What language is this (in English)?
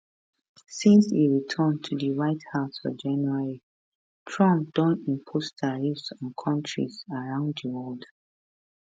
Nigerian Pidgin